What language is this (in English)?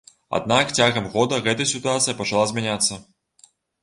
Belarusian